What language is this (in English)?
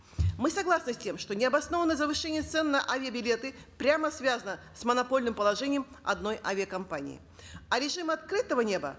Kazakh